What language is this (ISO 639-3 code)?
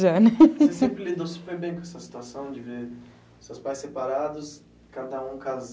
por